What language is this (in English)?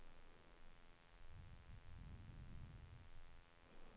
Swedish